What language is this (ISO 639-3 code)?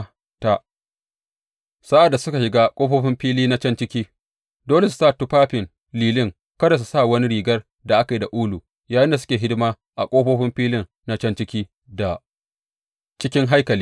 hau